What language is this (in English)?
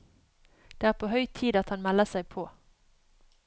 Norwegian